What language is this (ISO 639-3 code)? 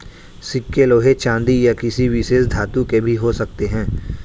hin